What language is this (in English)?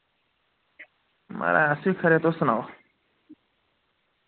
Dogri